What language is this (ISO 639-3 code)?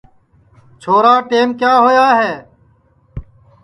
ssi